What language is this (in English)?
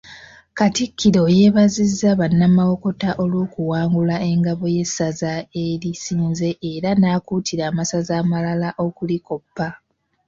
Ganda